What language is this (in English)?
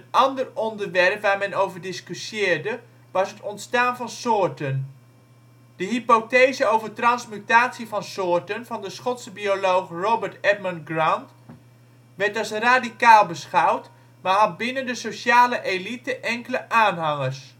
Dutch